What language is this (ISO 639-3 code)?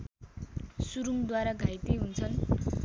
nep